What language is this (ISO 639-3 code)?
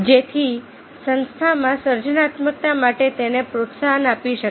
guj